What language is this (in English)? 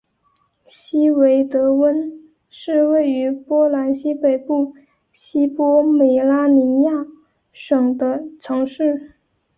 Chinese